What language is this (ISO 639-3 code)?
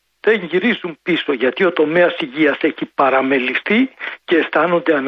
ell